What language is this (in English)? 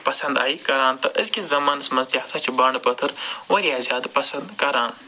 Kashmiri